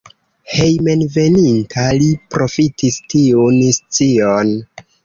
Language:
Esperanto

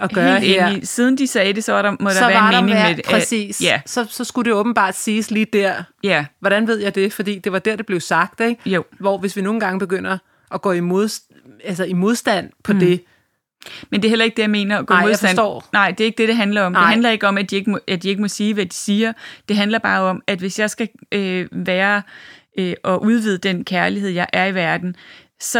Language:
Danish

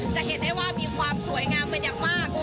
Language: Thai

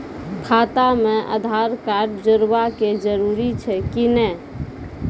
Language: Maithili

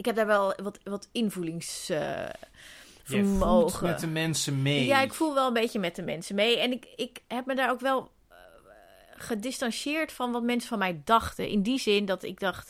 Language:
Dutch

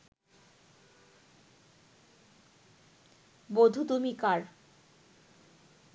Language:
Bangla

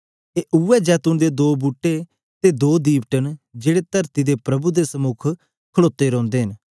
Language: Dogri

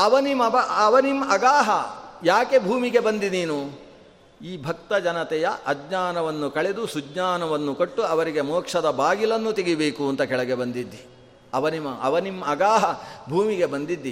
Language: Kannada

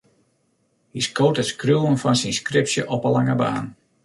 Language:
Western Frisian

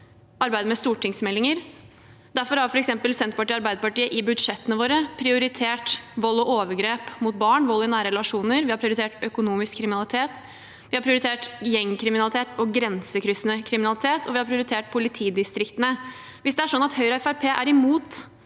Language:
Norwegian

